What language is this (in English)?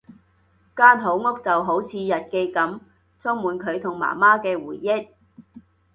Cantonese